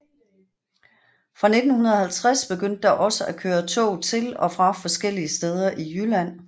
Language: Danish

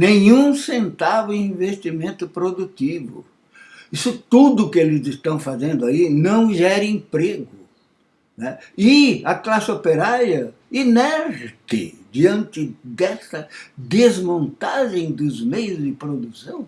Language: Portuguese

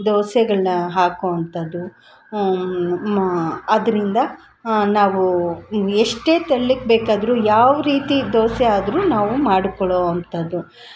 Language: Kannada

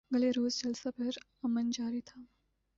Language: Urdu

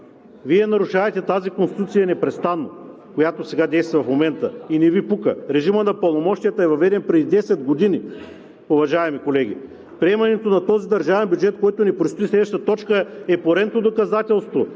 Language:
Bulgarian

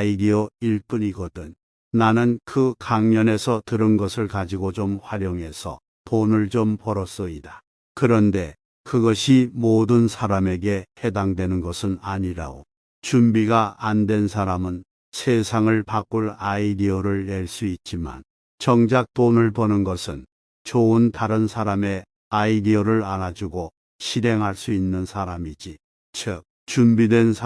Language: Korean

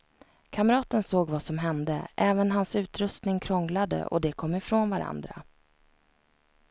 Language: Swedish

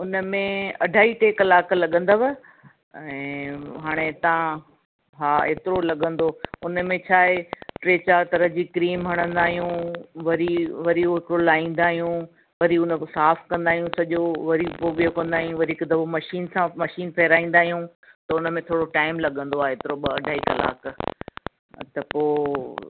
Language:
Sindhi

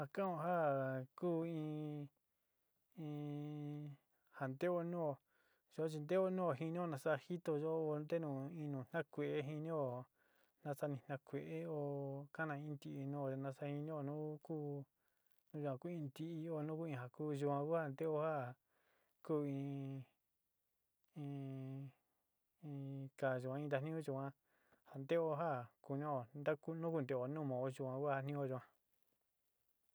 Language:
Sinicahua Mixtec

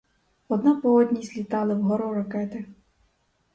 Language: Ukrainian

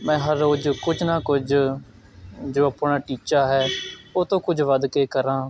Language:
Punjabi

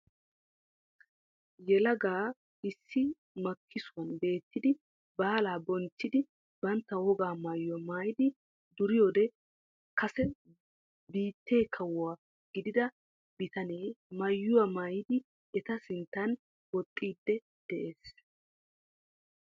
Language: Wolaytta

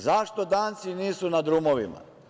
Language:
Serbian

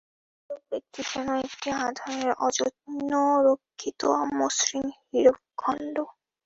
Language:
Bangla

